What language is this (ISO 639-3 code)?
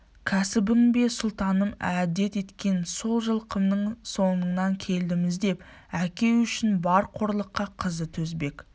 kaz